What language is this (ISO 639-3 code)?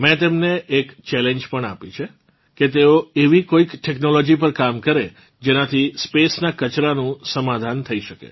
guj